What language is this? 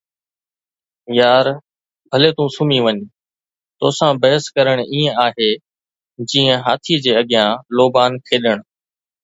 Sindhi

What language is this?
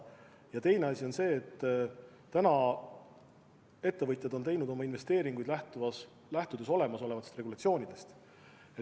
Estonian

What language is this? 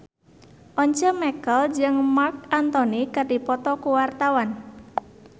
Sundanese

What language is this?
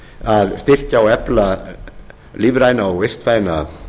Icelandic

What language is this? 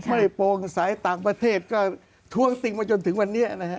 Thai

